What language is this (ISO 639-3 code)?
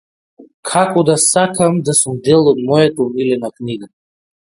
mkd